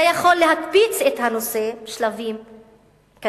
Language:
Hebrew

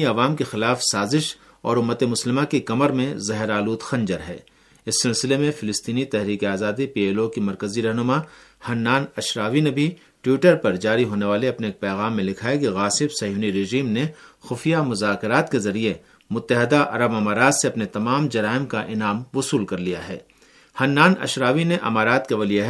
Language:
Urdu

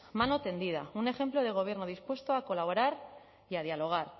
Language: Spanish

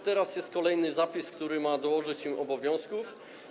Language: Polish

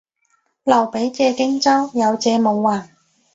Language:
Cantonese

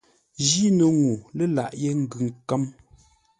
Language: Ngombale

